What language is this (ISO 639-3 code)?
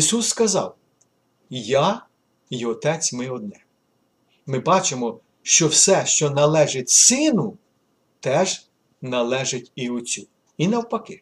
ukr